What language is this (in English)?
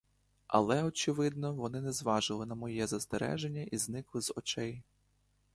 Ukrainian